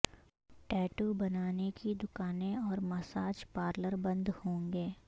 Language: Urdu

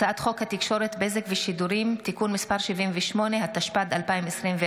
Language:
Hebrew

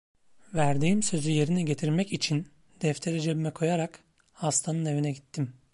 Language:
Turkish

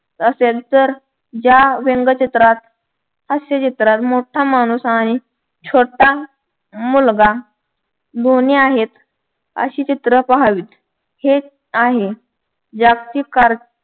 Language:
Marathi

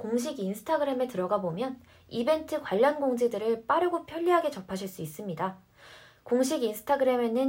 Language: Korean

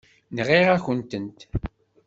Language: Kabyle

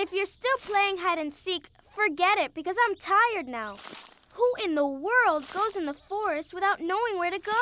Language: English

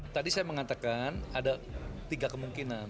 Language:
Indonesian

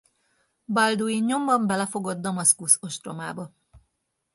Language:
Hungarian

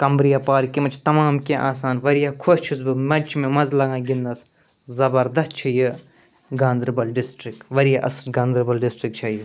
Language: Kashmiri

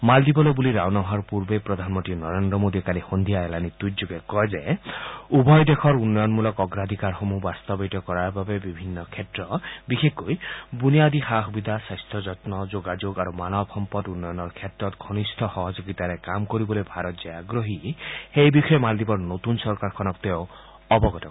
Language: Assamese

